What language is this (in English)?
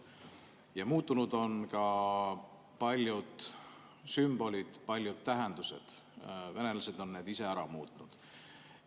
Estonian